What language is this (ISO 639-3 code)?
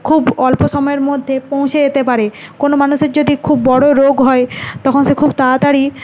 ben